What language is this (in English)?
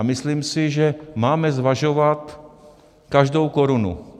Czech